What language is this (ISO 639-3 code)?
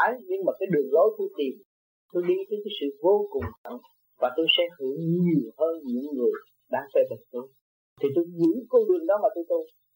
vie